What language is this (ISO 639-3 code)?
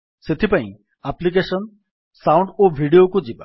ori